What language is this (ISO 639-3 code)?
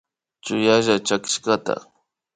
qvi